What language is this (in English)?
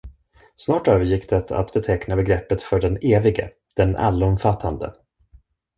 Swedish